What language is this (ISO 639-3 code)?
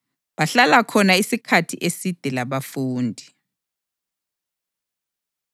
nde